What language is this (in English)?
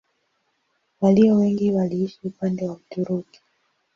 Swahili